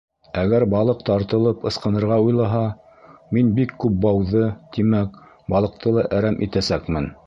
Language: Bashkir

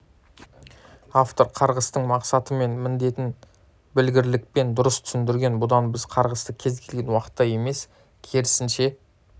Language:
Kazakh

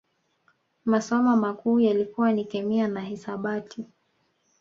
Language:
Swahili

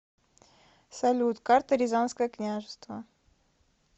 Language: Russian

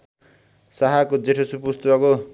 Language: Nepali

